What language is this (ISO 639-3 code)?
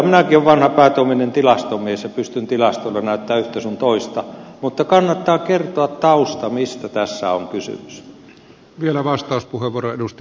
fin